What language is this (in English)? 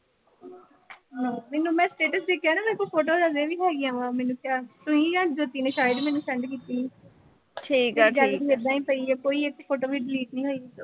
Punjabi